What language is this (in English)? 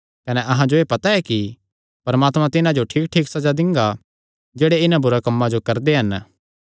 Kangri